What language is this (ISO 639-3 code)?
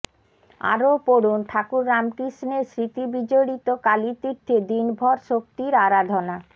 ben